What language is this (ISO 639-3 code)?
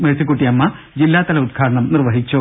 mal